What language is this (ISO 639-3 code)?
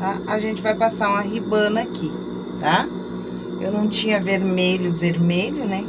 por